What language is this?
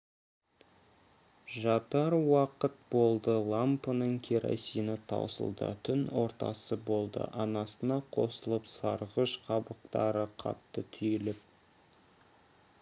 Kazakh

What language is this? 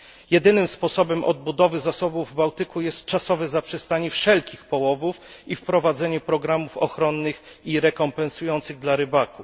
Polish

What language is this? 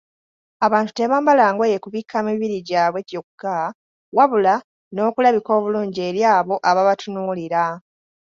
Ganda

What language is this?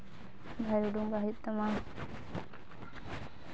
Santali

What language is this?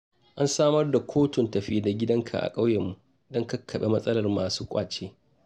Hausa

